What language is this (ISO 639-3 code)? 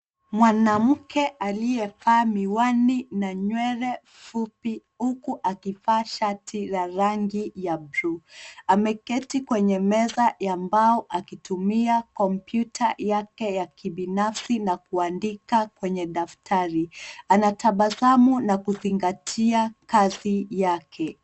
swa